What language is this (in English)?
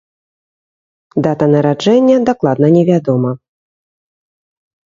Belarusian